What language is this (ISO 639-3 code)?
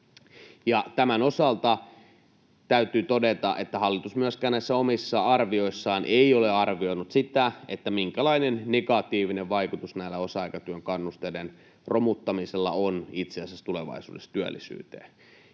fin